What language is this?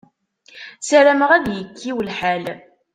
Kabyle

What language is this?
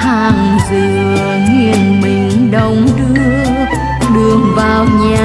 Vietnamese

